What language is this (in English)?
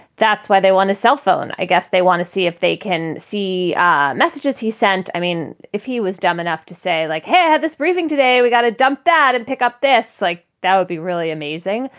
English